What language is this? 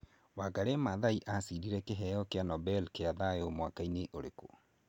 Kikuyu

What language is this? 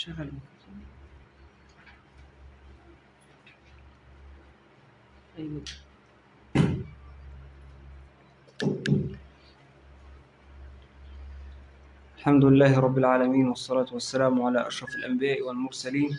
Arabic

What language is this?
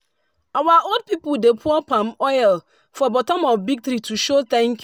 Nigerian Pidgin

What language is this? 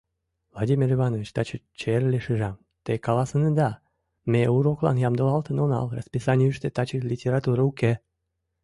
Mari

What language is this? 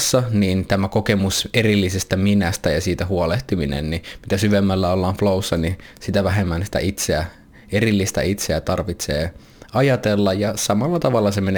Finnish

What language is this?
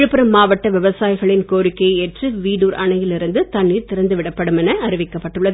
Tamil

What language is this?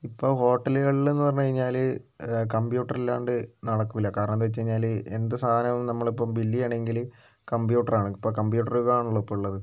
Malayalam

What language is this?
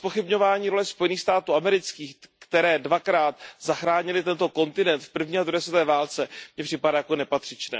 Czech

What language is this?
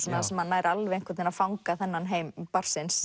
Icelandic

